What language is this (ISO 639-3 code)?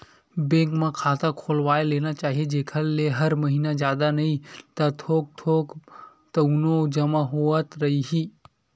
hne